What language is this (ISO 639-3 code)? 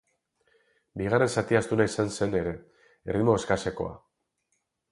eus